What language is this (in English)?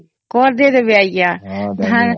Odia